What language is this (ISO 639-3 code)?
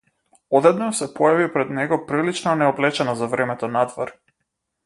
mkd